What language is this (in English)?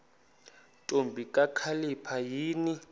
Xhosa